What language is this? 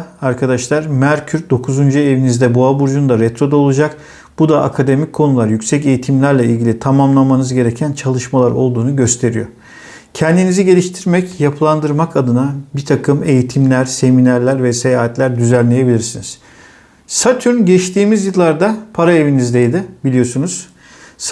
Turkish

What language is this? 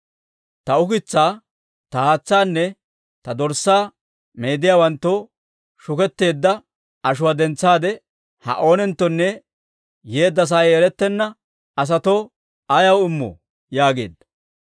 Dawro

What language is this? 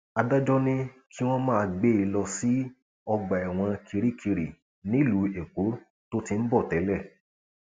Yoruba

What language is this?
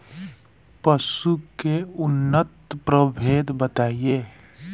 Bhojpuri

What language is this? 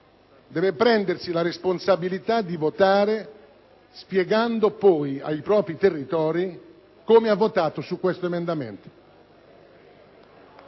Italian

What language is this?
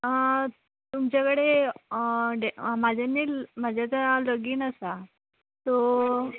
Konkani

